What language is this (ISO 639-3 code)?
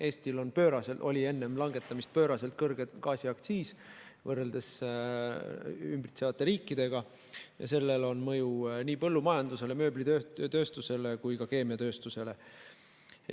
est